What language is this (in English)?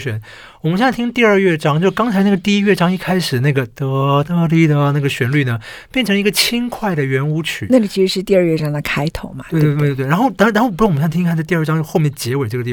Chinese